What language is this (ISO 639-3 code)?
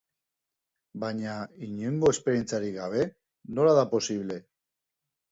eus